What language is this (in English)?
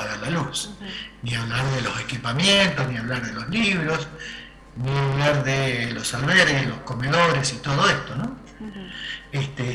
Spanish